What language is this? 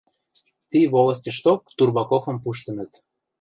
Western Mari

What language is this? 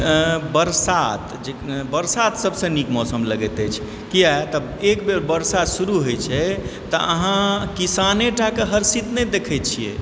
Maithili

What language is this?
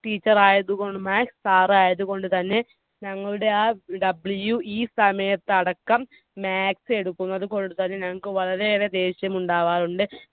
Malayalam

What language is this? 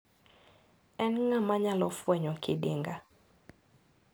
Luo (Kenya and Tanzania)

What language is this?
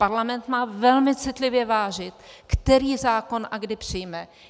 Czech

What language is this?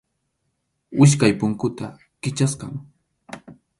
Arequipa-La Unión Quechua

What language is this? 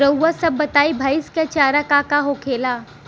Bhojpuri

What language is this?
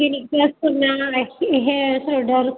Marathi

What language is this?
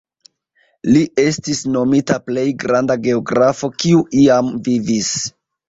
Esperanto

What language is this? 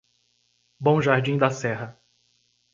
Portuguese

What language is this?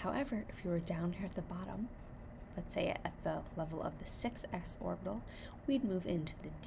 English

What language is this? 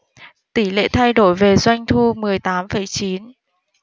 Vietnamese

